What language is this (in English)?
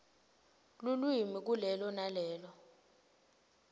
Swati